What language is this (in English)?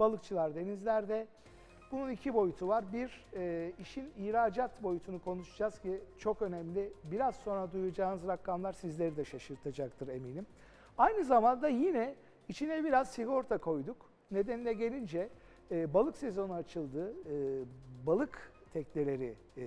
Turkish